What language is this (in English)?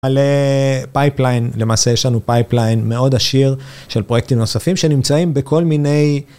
Hebrew